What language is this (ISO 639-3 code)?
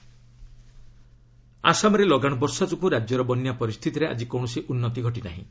ori